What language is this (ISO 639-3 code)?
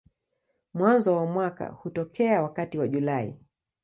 swa